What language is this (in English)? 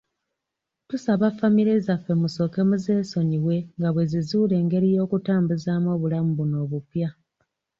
Ganda